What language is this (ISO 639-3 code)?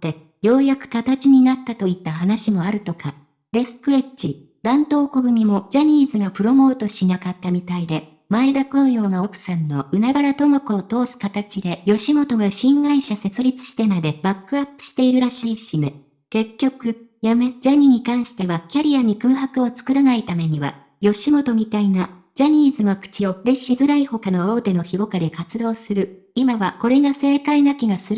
jpn